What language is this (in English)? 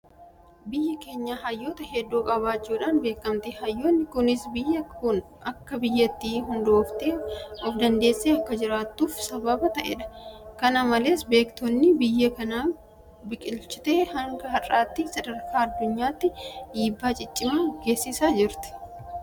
Oromo